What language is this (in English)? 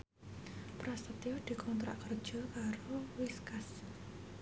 Javanese